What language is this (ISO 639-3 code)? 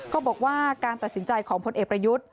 tha